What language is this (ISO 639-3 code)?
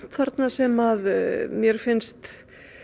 isl